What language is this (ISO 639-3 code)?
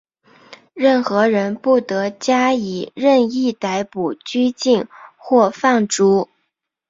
zho